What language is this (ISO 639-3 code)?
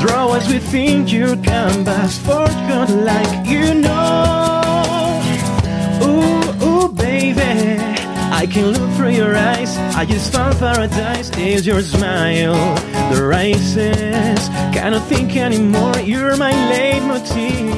spa